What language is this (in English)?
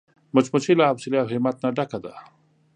Pashto